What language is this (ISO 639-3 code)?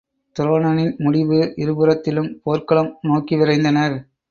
tam